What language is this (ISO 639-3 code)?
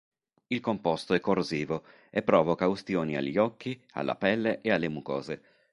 ita